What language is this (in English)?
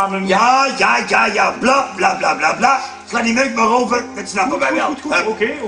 Dutch